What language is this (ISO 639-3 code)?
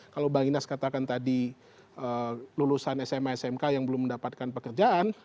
ind